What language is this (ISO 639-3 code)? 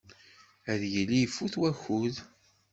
kab